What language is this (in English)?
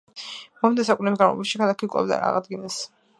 Georgian